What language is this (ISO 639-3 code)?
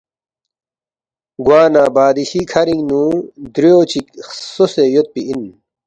bft